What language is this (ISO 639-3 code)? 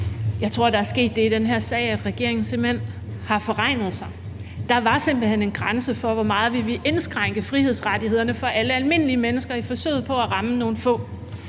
dan